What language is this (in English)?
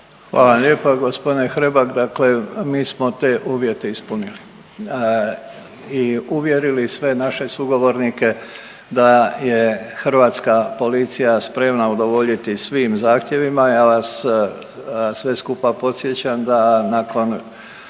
Croatian